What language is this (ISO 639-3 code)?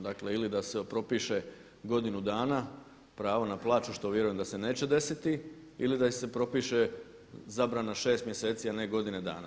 hrv